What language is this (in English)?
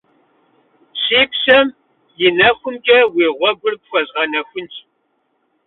Kabardian